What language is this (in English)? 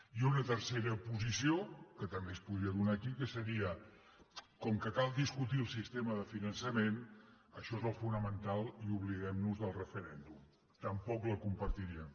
Catalan